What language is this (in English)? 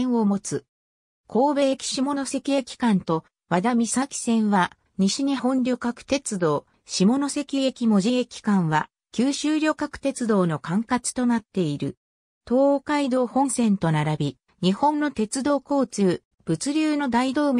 Japanese